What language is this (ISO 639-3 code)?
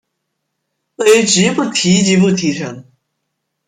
zho